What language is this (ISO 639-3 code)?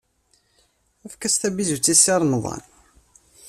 kab